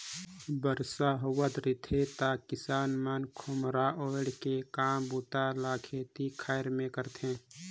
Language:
Chhattisgarhi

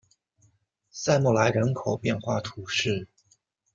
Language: Chinese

